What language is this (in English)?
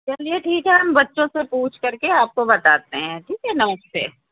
Hindi